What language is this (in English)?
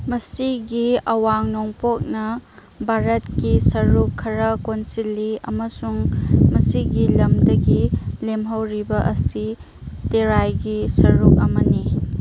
Manipuri